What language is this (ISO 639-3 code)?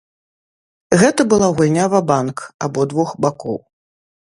bel